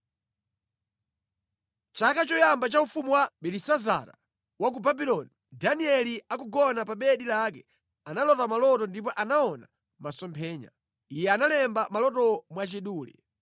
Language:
Nyanja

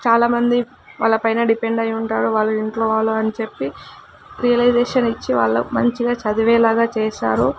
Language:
Telugu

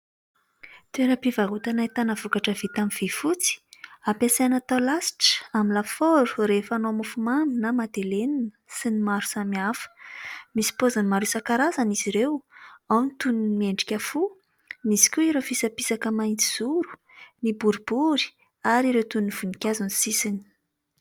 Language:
Malagasy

